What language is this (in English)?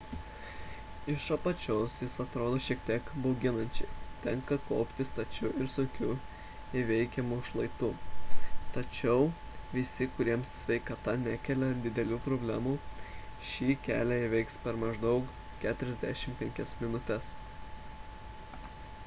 Lithuanian